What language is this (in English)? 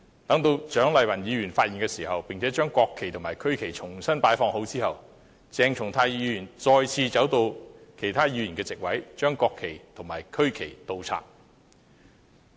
Cantonese